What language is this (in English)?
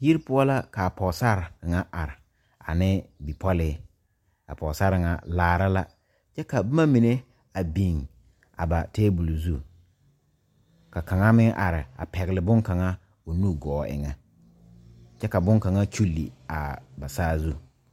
Southern Dagaare